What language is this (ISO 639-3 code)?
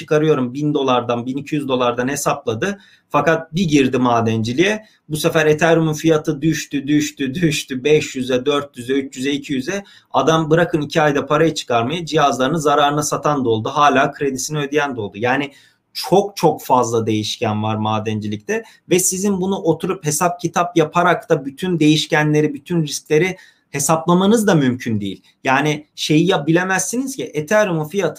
tur